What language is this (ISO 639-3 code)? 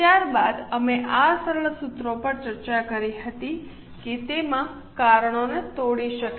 guj